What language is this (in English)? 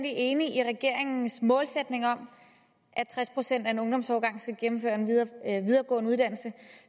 Danish